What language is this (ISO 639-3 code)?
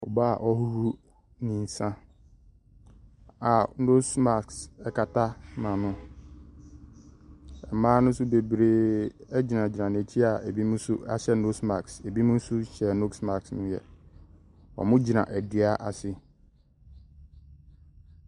aka